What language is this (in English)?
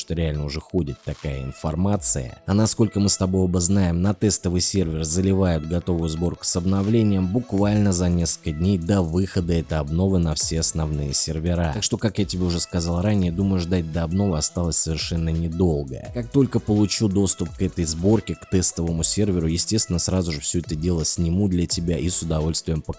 Russian